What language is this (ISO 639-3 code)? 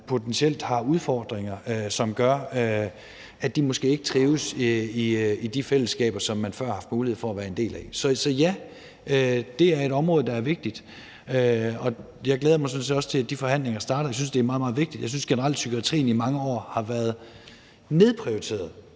dan